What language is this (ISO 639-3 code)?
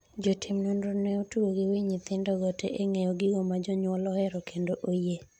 luo